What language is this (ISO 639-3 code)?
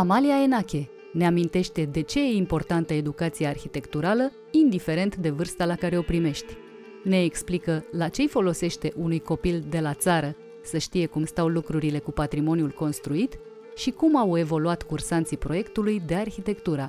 ron